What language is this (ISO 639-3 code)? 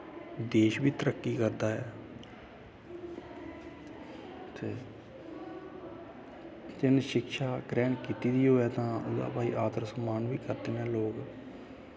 doi